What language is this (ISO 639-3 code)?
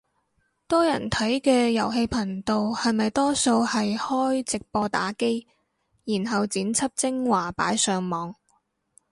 yue